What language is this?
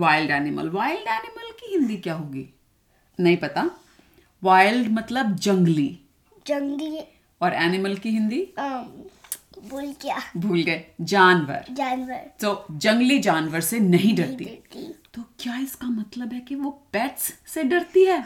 Hindi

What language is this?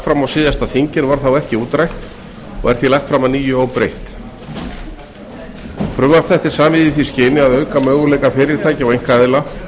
Icelandic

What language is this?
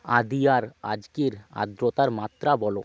Bangla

